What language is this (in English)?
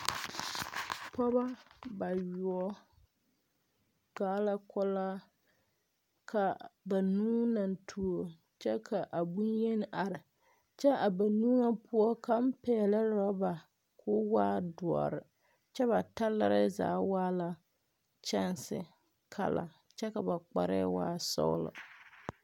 Southern Dagaare